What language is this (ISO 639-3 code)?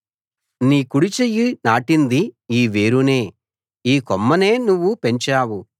tel